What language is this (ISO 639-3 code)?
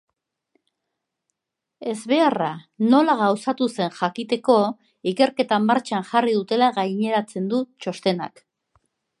eus